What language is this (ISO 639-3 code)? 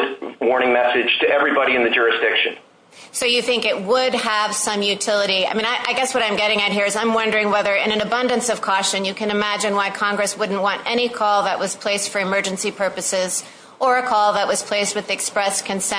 eng